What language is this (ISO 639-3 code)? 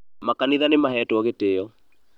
kik